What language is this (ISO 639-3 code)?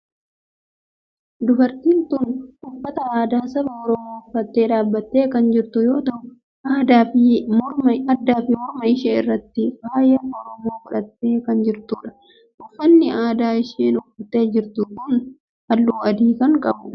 orm